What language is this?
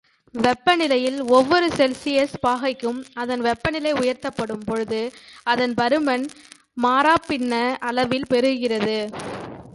Tamil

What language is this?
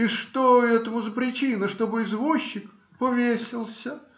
Russian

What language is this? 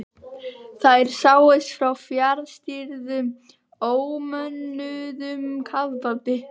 Icelandic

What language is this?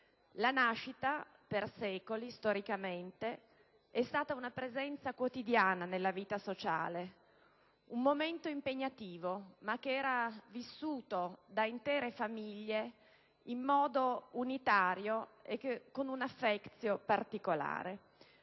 Italian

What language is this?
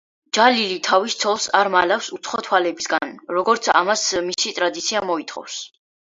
Georgian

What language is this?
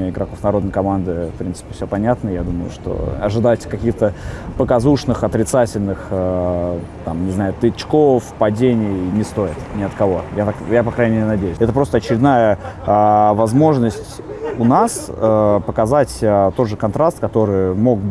Russian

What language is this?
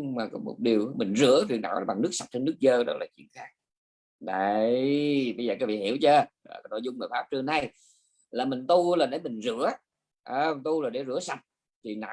Vietnamese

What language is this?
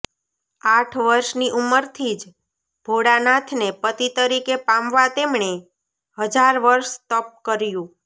Gujarati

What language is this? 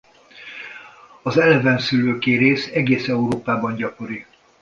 Hungarian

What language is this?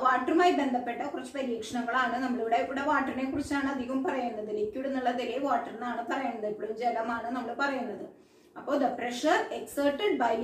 Hindi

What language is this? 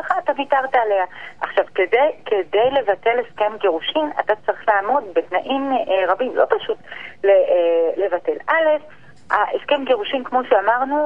Hebrew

